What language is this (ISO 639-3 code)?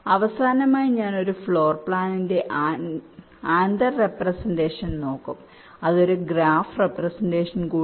mal